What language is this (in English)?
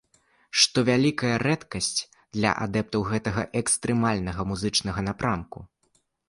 Belarusian